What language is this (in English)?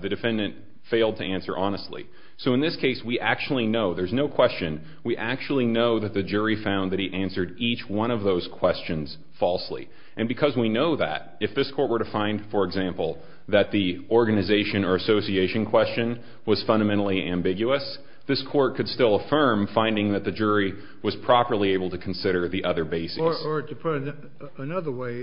English